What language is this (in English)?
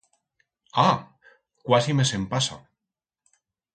Aragonese